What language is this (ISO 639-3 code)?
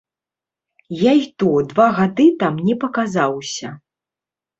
bel